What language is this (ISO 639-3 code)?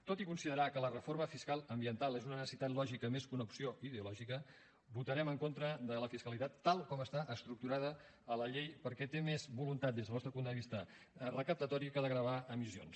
cat